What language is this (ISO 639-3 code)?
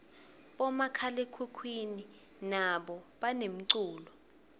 ssw